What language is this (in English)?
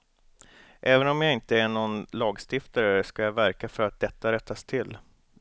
Swedish